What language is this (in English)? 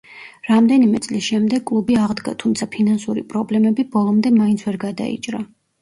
Georgian